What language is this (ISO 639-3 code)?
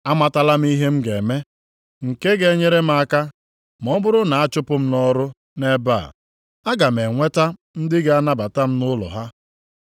ibo